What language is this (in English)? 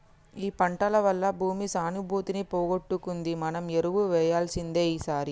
Telugu